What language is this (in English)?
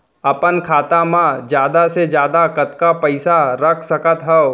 Chhattisgarhi